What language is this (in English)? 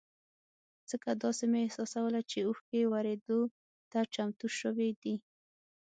Pashto